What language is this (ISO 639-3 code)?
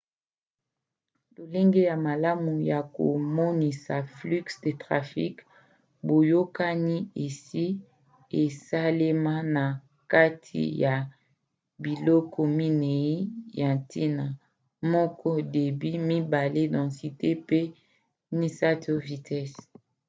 lin